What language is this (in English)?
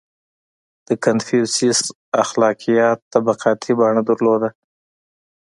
Pashto